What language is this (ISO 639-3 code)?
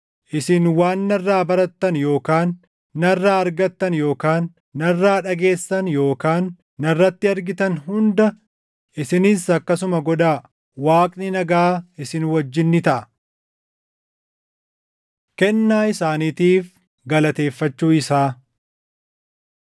orm